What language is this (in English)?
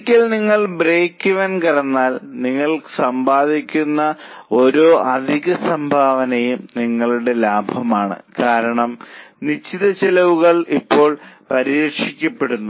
Malayalam